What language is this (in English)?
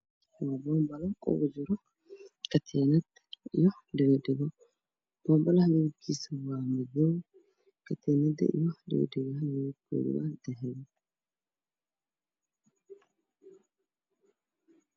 Somali